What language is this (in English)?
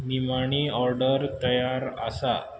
Konkani